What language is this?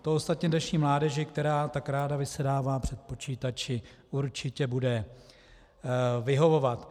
Czech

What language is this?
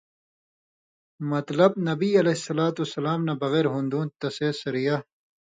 Indus Kohistani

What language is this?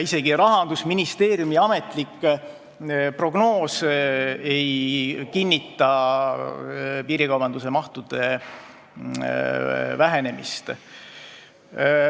Estonian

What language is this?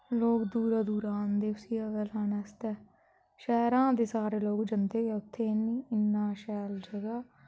Dogri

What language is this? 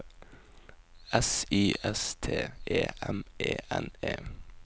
Norwegian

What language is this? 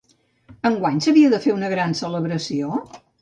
Catalan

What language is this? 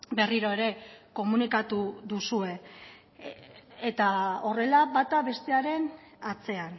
Basque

